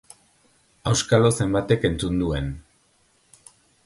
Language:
Basque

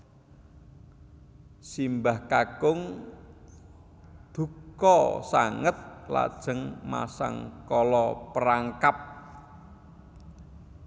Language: Javanese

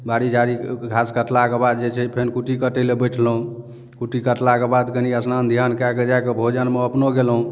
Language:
Maithili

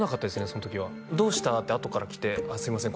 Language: Japanese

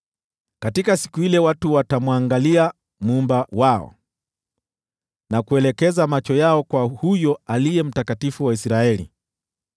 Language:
Swahili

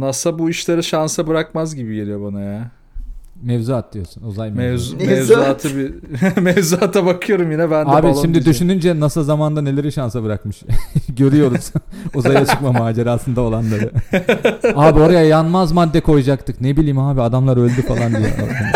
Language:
Turkish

